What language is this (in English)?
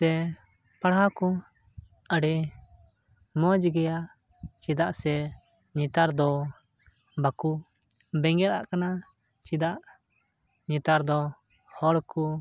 Santali